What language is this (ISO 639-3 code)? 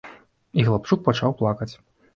bel